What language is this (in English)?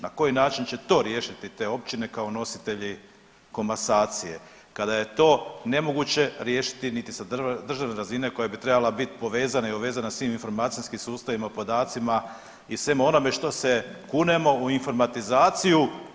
Croatian